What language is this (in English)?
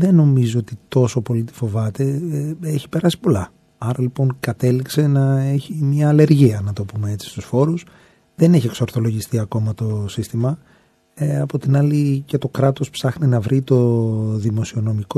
Greek